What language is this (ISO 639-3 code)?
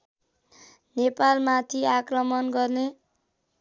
nep